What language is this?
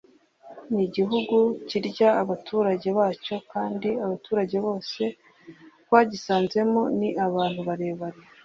Kinyarwanda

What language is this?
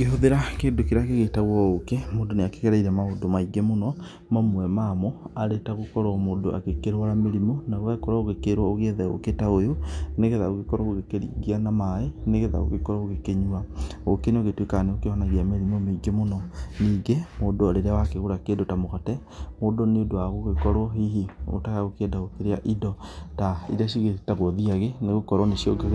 Kikuyu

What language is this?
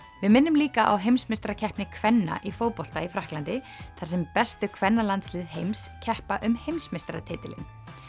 Icelandic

